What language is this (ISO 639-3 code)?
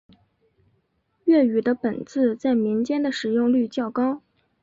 zho